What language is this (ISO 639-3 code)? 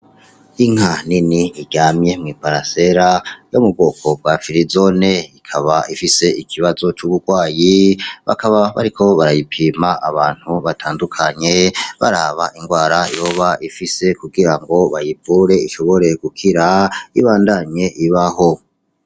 run